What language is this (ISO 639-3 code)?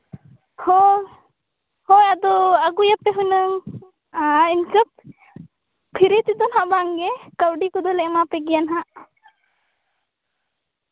sat